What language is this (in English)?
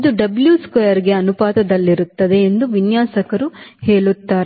Kannada